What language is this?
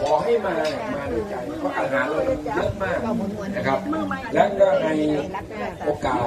Thai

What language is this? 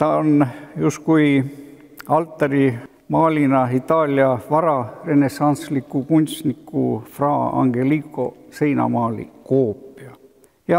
Finnish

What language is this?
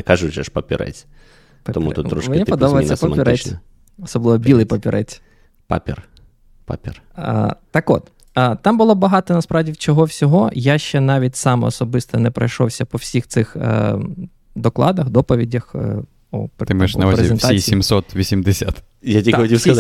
Ukrainian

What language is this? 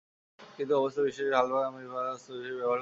Bangla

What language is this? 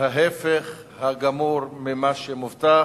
Hebrew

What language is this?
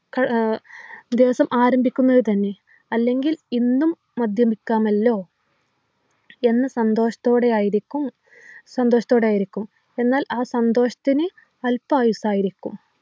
Malayalam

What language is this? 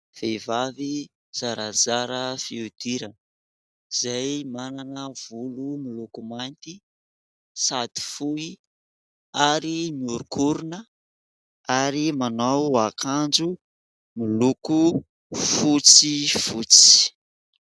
Malagasy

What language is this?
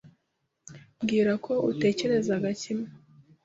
Kinyarwanda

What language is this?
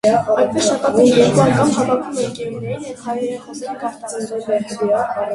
Armenian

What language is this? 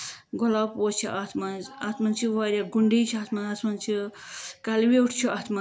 Kashmiri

